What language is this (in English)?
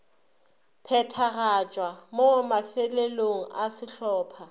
Northern Sotho